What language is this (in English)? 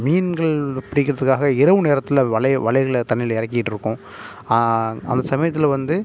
Tamil